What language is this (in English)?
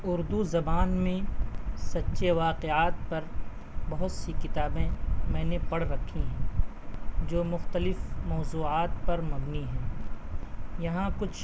Urdu